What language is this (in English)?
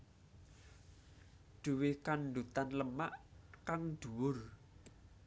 Javanese